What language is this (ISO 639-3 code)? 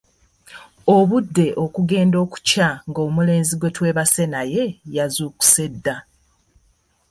lug